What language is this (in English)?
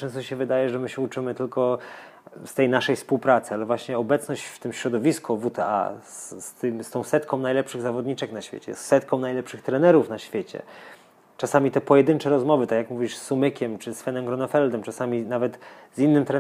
Polish